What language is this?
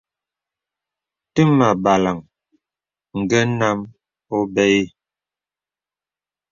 Bebele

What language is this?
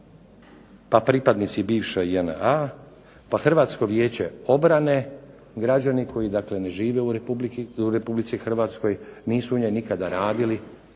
Croatian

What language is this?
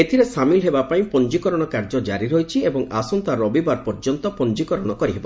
Odia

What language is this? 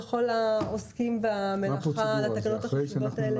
Hebrew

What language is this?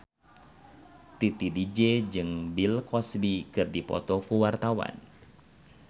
Sundanese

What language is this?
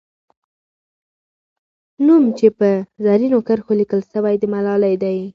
Pashto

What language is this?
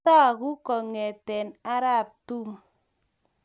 Kalenjin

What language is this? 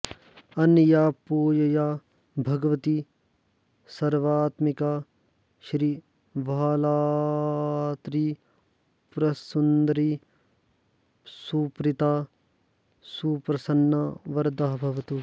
Sanskrit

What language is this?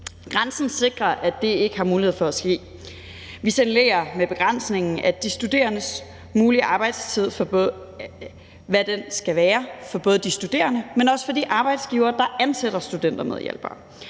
Danish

